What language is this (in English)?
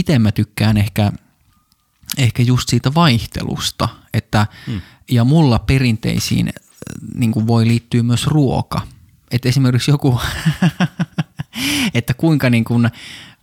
Finnish